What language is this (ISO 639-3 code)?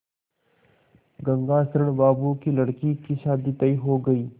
hin